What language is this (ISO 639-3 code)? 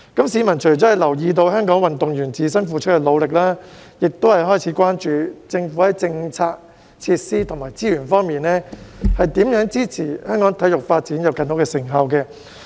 yue